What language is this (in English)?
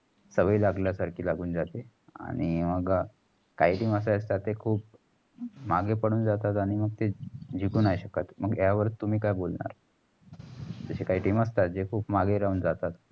Marathi